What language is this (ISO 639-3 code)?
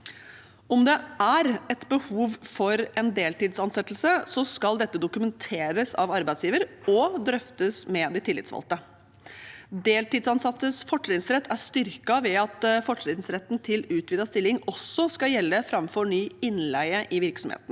nor